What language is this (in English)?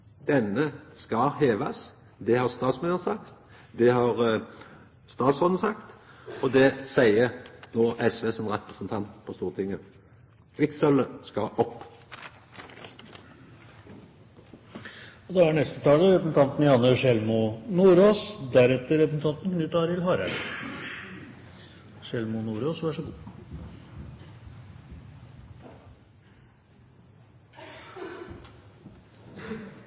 Norwegian Nynorsk